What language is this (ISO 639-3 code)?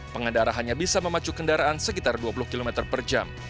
ind